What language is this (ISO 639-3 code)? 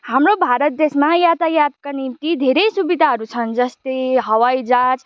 nep